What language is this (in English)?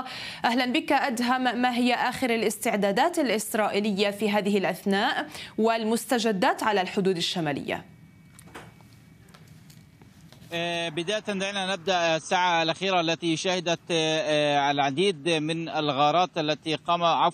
Arabic